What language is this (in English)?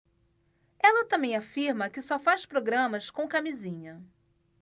Portuguese